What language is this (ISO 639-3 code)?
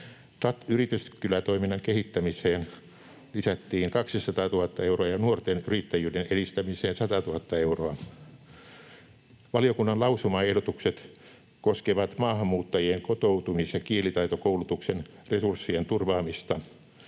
fin